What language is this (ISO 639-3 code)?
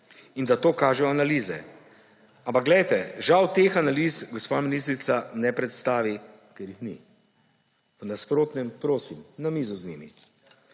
slv